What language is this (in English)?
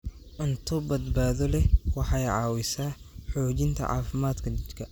Somali